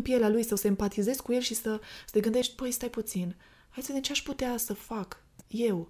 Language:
Romanian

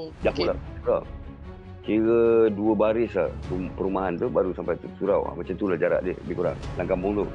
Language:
Malay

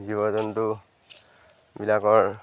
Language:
Assamese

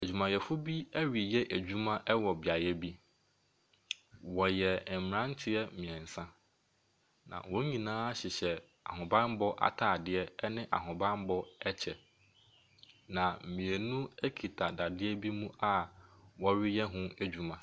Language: Akan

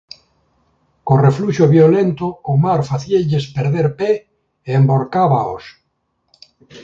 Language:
Galician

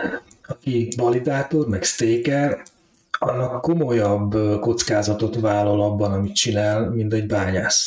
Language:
Hungarian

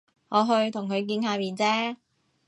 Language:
Cantonese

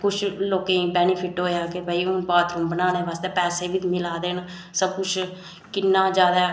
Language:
Dogri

